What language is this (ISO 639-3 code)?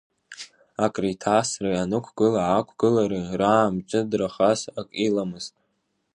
abk